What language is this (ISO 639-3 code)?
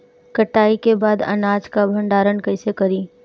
bho